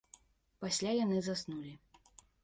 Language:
Belarusian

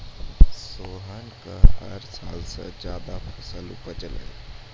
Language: Maithili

